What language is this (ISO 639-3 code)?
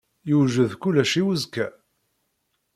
kab